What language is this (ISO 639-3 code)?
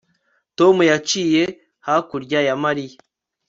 kin